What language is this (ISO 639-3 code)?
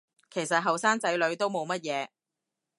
yue